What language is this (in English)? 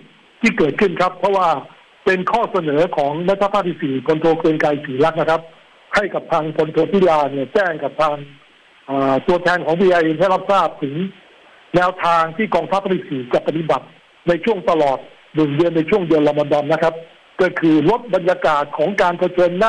Thai